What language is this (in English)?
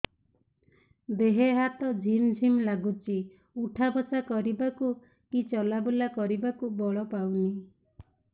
Odia